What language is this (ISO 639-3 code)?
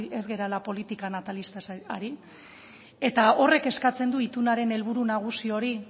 eus